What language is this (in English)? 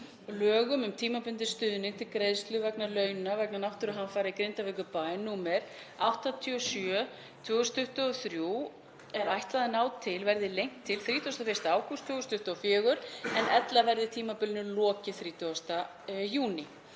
Icelandic